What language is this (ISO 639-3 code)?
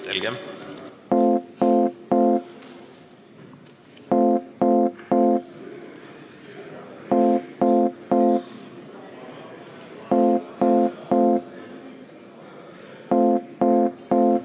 est